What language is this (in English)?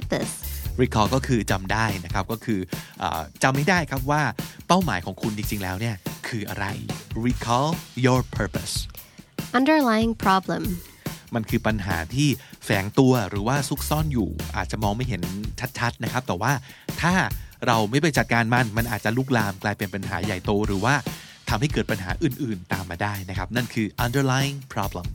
Thai